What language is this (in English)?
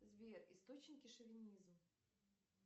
Russian